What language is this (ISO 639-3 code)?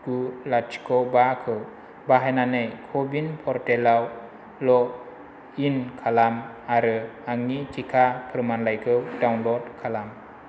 brx